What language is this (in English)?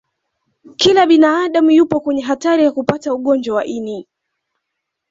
Swahili